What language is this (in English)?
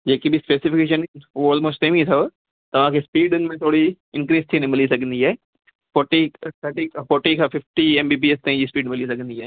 Sindhi